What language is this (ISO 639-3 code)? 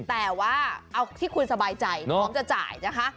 tha